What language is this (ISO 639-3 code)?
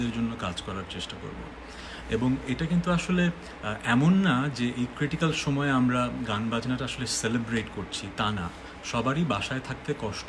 tur